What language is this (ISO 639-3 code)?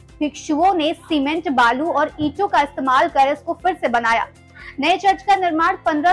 hin